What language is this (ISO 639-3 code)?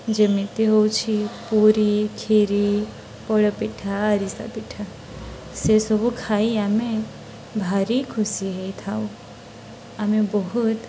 ori